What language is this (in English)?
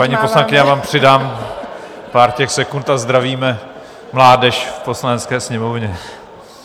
Czech